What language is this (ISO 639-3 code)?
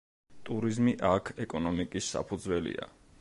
kat